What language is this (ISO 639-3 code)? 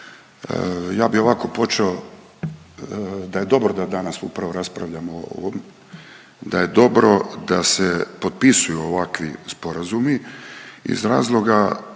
hrv